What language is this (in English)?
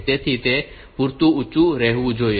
Gujarati